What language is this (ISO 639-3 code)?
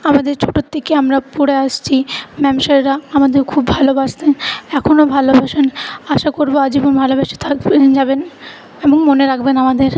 ben